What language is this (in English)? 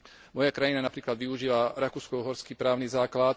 Slovak